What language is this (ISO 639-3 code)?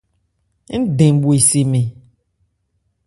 ebr